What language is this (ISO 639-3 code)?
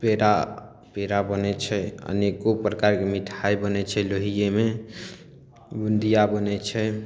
mai